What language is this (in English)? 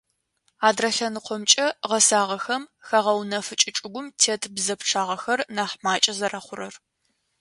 Adyghe